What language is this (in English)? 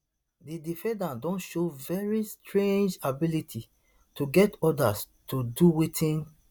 Nigerian Pidgin